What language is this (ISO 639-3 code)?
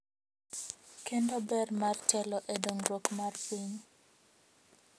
luo